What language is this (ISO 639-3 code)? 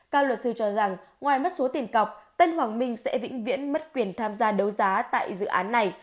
vie